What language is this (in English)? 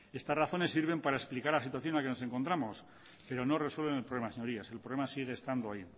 Spanish